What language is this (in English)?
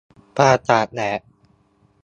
Thai